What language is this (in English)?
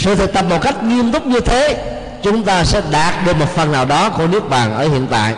Vietnamese